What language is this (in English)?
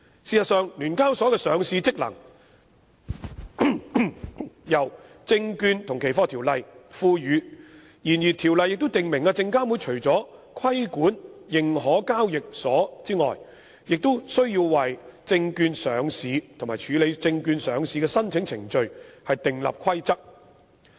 Cantonese